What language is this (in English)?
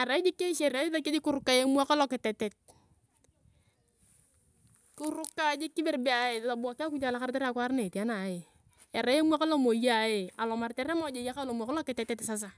Turkana